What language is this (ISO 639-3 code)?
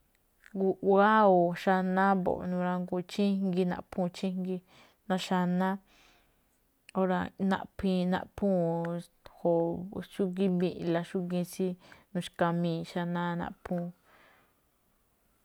tcf